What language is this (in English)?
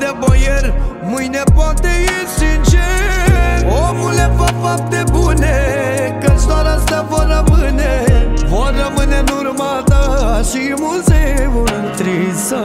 Romanian